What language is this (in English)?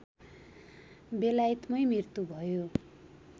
Nepali